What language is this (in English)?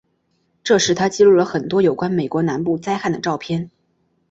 Chinese